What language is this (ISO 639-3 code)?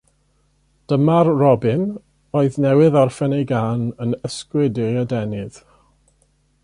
cym